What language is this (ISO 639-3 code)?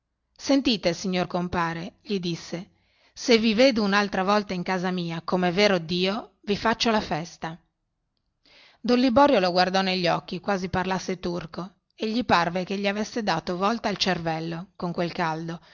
ita